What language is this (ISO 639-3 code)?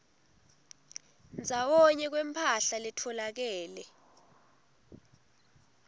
ssw